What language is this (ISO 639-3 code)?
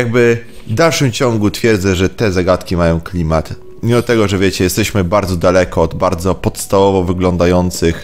pol